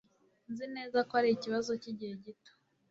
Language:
Kinyarwanda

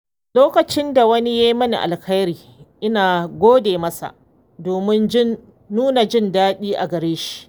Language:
Hausa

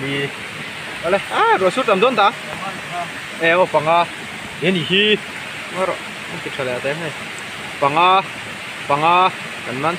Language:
Thai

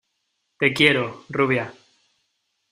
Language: Spanish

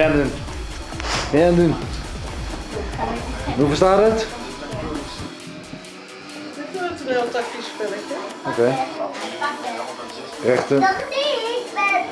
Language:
Dutch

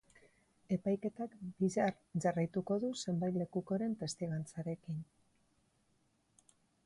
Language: Basque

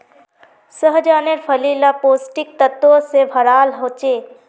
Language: Magahi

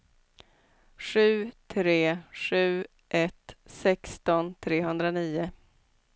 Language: Swedish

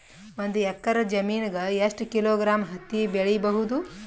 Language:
Kannada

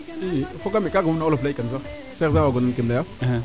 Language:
Serer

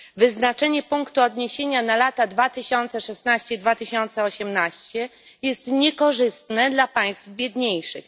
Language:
Polish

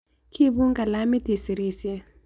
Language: Kalenjin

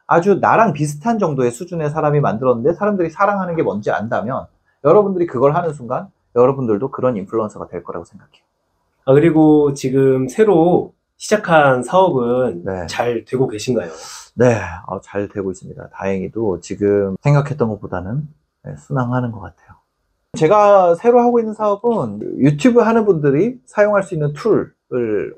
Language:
Korean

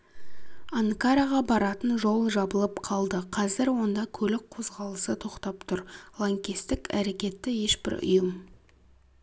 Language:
Kazakh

